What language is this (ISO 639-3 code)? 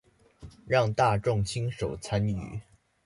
zho